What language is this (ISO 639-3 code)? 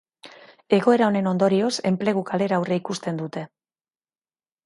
eus